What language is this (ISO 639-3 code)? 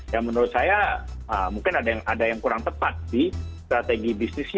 ind